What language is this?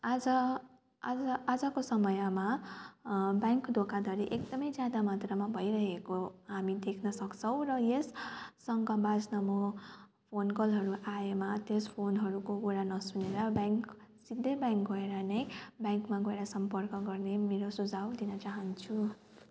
Nepali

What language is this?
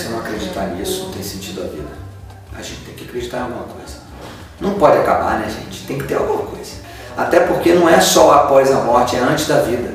Portuguese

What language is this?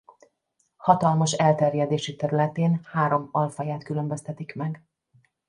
Hungarian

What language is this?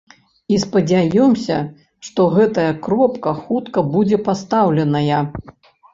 Belarusian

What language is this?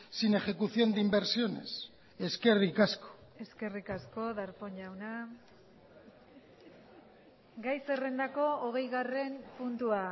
Basque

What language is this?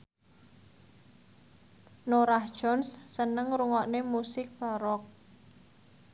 Javanese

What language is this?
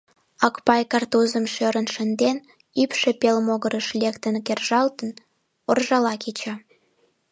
Mari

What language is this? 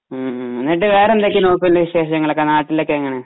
Malayalam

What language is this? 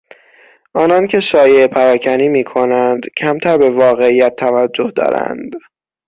Persian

